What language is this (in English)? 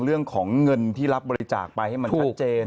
Thai